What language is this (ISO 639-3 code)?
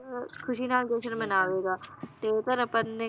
pan